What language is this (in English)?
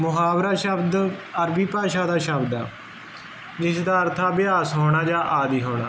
Punjabi